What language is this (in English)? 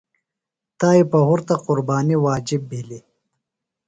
Phalura